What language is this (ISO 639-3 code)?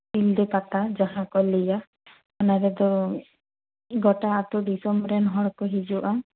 sat